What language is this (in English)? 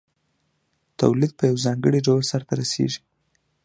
Pashto